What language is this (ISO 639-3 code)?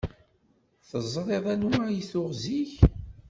kab